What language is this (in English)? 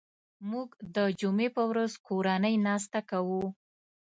Pashto